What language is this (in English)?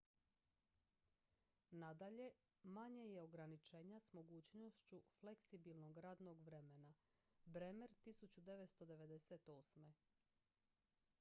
Croatian